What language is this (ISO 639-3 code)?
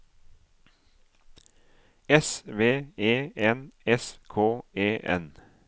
nor